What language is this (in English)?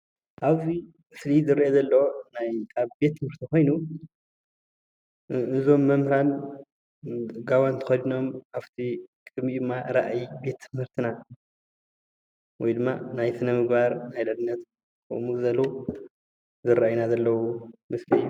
Tigrinya